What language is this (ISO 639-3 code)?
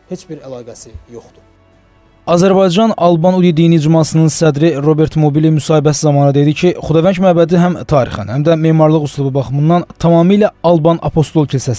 tur